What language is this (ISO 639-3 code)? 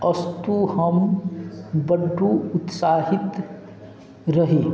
mai